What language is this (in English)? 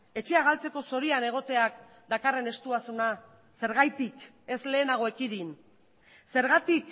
Basque